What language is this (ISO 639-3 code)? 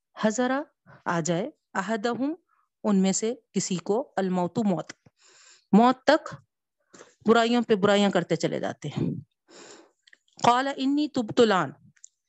urd